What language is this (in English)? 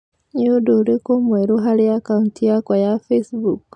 Kikuyu